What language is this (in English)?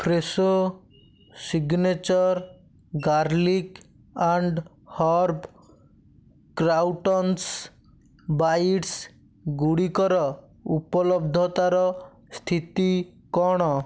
Odia